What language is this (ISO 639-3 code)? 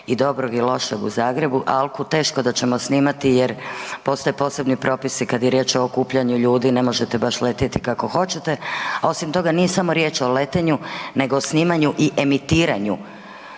hrv